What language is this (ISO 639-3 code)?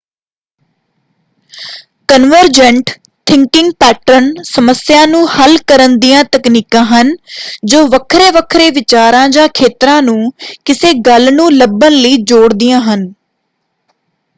pan